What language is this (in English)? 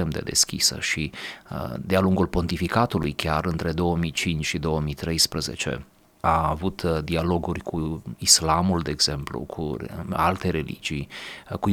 Romanian